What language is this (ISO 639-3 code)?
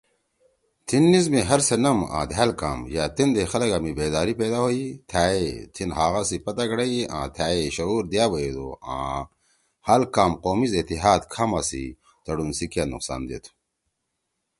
trw